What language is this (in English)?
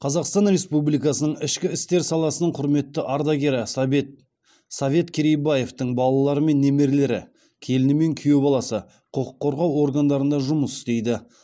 Kazakh